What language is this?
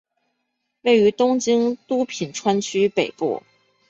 Chinese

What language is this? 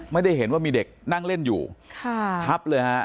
Thai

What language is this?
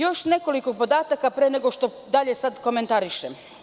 Serbian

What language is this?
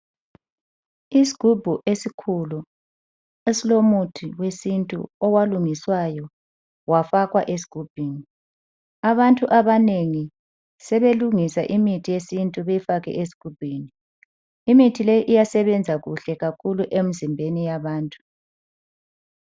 North Ndebele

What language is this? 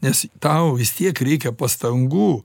Lithuanian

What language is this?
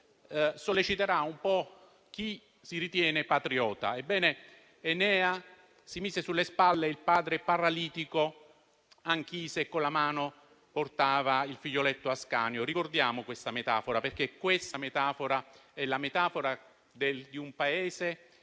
Italian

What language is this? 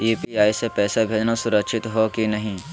Magahi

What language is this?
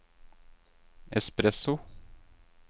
Norwegian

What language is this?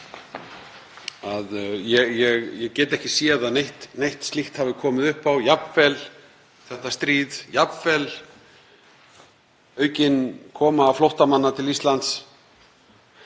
Icelandic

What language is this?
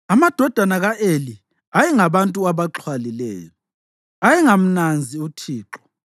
North Ndebele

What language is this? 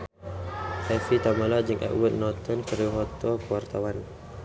Sundanese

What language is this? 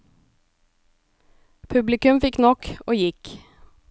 Norwegian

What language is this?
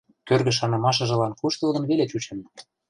Western Mari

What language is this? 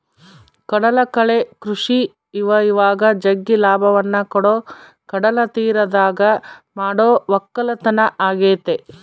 Kannada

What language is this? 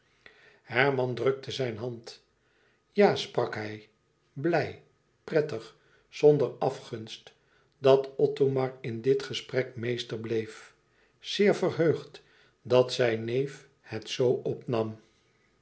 Dutch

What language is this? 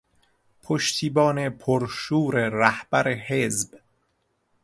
Persian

